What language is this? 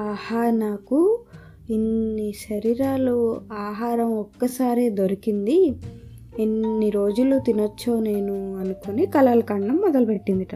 Telugu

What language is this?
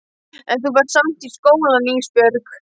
Icelandic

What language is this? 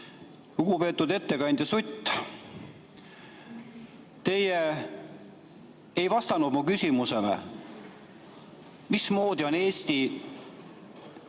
Estonian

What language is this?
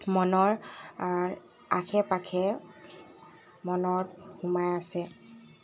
Assamese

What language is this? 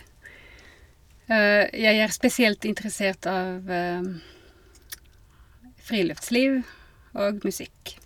Norwegian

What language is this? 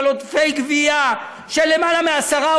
Hebrew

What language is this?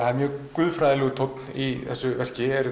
Icelandic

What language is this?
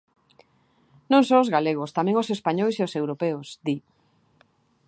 Galician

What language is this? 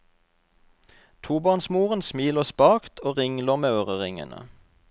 Norwegian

